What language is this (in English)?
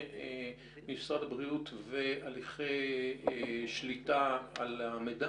Hebrew